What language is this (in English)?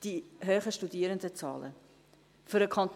Swiss German